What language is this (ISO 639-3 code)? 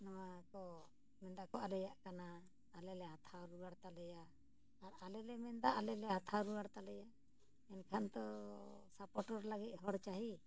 sat